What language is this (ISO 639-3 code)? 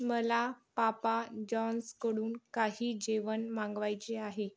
mar